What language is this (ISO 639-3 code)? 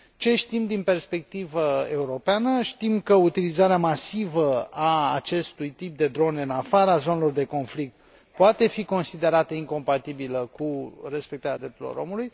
ron